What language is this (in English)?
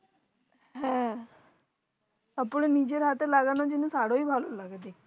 Bangla